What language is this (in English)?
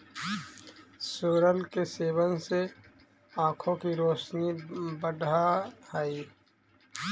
Magahi